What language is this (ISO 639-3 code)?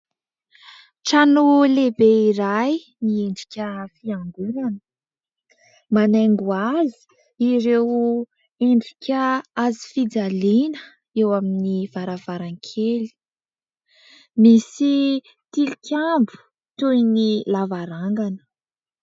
mlg